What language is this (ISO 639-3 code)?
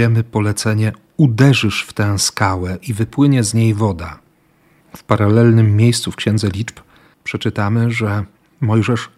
pol